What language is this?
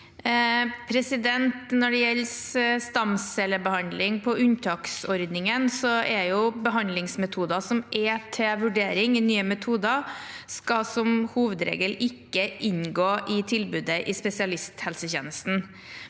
Norwegian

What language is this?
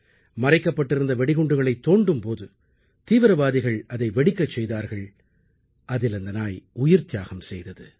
Tamil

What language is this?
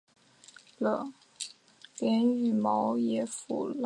Chinese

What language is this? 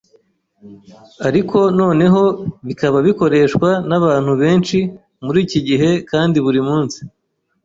Kinyarwanda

